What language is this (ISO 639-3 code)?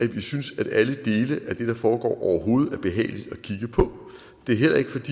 dan